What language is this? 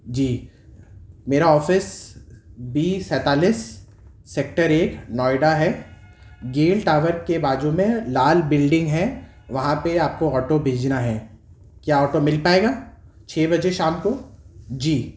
Urdu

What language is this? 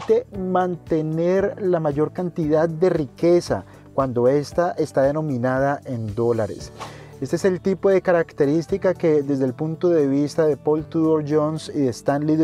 Spanish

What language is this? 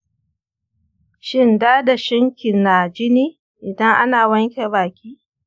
Hausa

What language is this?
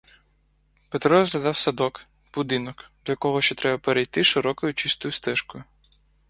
Ukrainian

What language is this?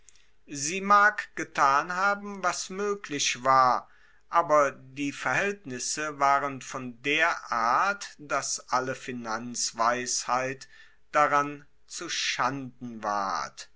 German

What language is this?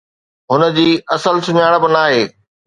Sindhi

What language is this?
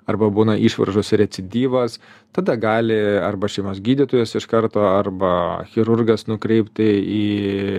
Lithuanian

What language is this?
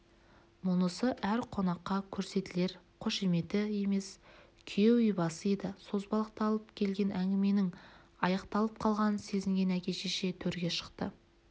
Kazakh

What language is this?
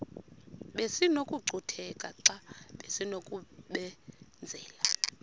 Xhosa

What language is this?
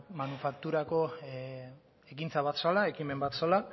Basque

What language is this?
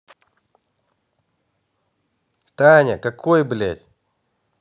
Russian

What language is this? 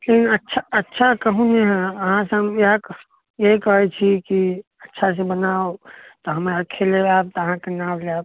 Maithili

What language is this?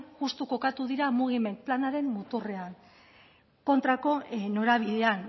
Basque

